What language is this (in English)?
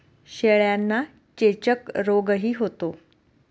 Marathi